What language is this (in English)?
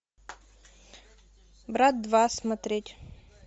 Russian